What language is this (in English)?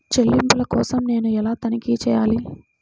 Telugu